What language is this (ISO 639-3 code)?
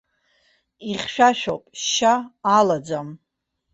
abk